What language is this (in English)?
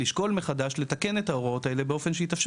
Hebrew